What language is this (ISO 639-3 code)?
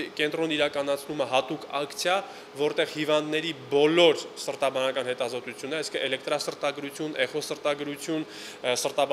nld